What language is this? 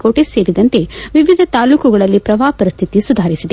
Kannada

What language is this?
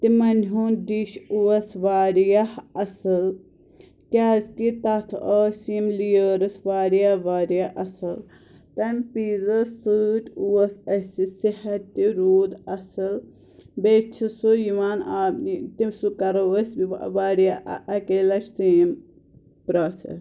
Kashmiri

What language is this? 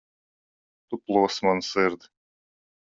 Latvian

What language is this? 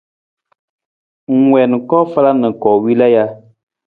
Nawdm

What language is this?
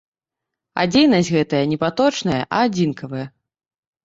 Belarusian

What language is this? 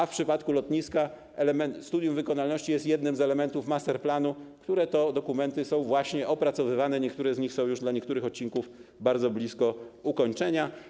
Polish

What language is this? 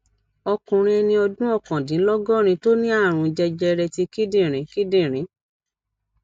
Yoruba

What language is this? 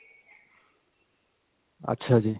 Punjabi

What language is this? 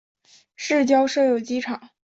Chinese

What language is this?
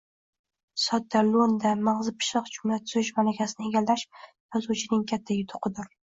Uzbek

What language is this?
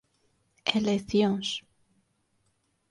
Galician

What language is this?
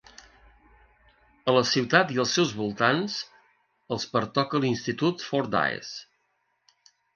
Catalan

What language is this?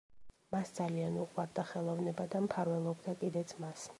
Georgian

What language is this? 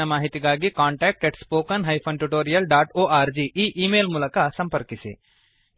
Kannada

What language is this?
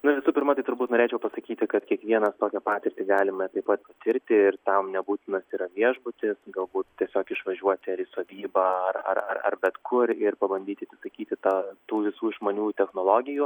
Lithuanian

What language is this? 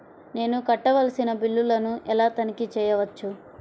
Telugu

